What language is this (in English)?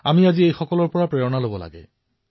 Assamese